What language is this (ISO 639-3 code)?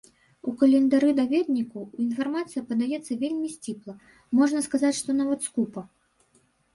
bel